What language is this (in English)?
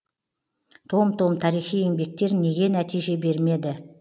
Kazakh